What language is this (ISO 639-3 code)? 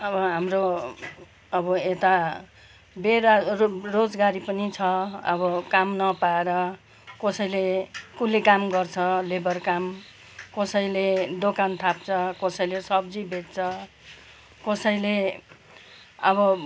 nep